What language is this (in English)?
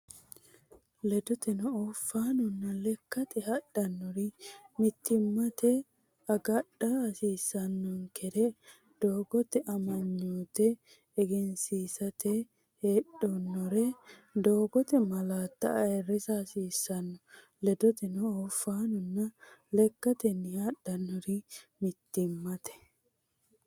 Sidamo